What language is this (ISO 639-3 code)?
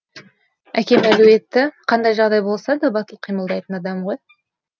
kaz